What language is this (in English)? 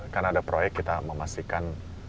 Indonesian